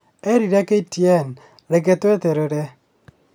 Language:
Kikuyu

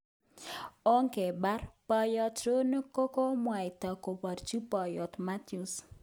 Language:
Kalenjin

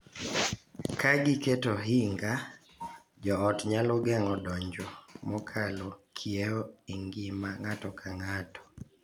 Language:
Luo (Kenya and Tanzania)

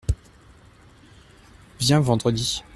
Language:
French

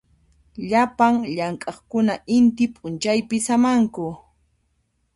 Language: Puno Quechua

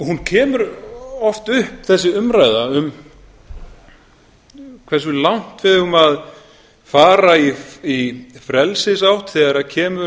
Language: Icelandic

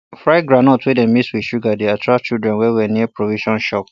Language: Nigerian Pidgin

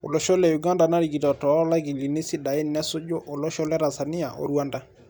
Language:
Masai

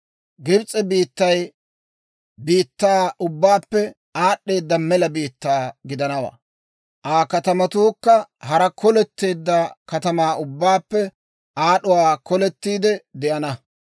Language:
Dawro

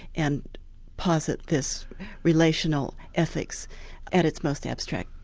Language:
English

